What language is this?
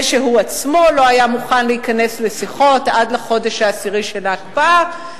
Hebrew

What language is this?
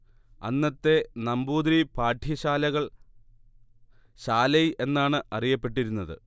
Malayalam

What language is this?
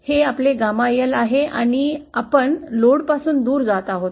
Marathi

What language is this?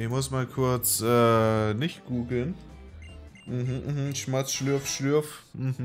German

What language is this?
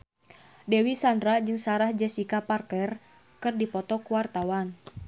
Sundanese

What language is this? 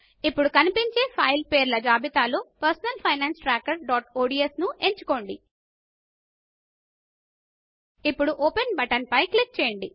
Telugu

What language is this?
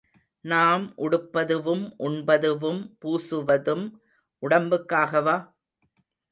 Tamil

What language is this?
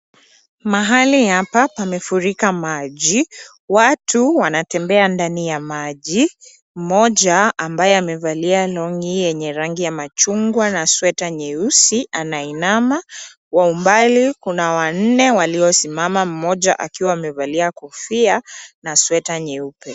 Swahili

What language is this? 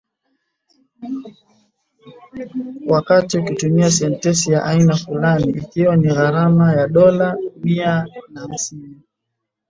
Swahili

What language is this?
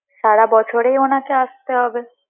Bangla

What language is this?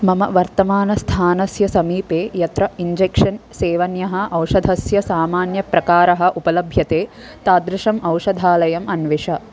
Sanskrit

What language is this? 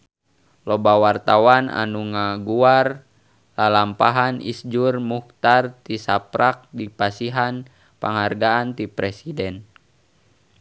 Sundanese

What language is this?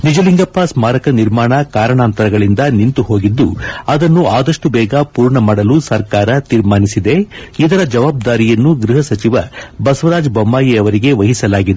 Kannada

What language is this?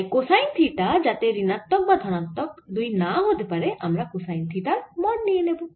Bangla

